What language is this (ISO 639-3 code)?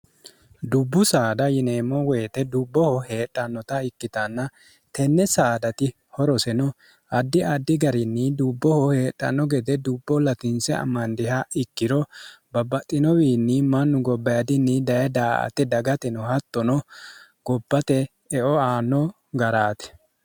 sid